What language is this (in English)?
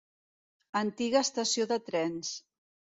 Catalan